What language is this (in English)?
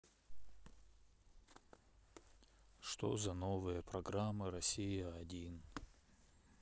Russian